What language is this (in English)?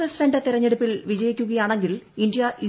Malayalam